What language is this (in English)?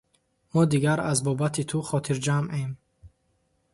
Tajik